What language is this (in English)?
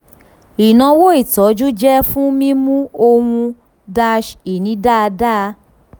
Yoruba